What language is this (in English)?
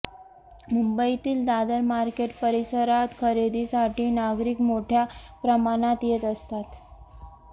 Marathi